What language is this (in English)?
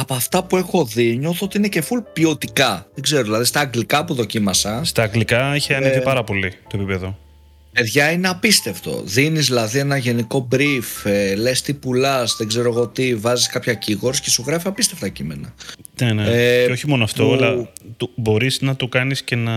Greek